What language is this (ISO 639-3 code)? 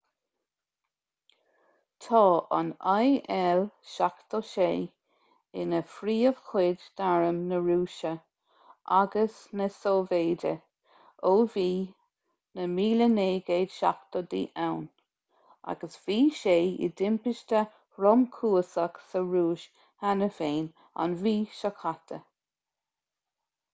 gle